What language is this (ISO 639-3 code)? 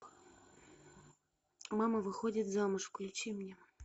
rus